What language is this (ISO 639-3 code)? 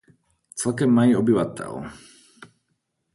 ces